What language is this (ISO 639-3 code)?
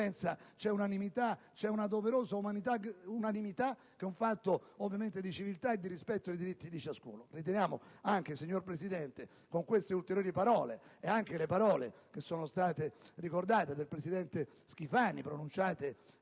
ita